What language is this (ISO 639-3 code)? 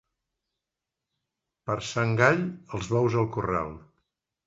cat